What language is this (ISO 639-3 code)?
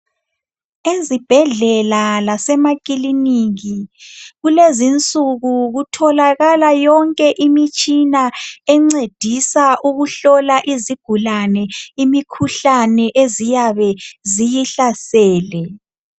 nde